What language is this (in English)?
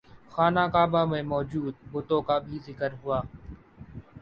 Urdu